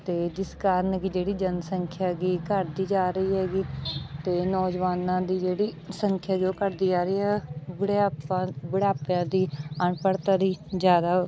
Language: Punjabi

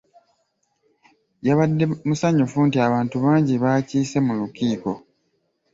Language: Ganda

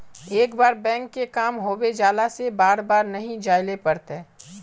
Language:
Magahi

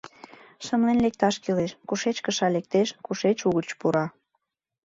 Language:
Mari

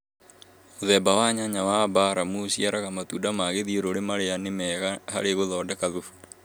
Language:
Kikuyu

